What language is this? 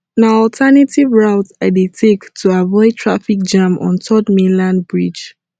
Nigerian Pidgin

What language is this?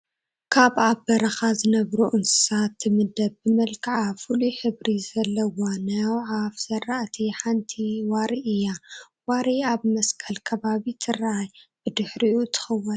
Tigrinya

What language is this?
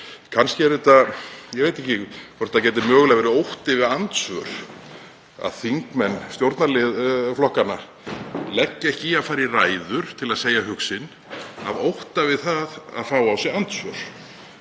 Icelandic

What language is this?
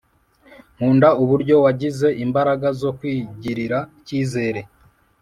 Kinyarwanda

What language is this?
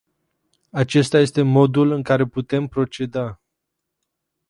Romanian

